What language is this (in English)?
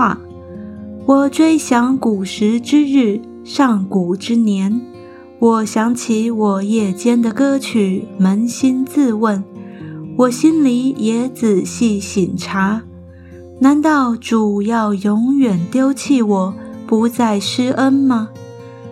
Chinese